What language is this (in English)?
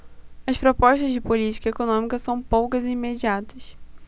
Portuguese